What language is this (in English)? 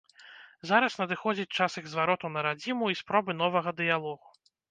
Belarusian